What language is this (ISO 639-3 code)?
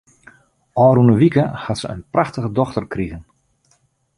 fry